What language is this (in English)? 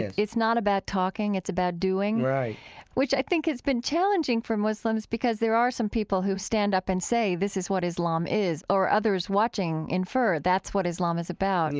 English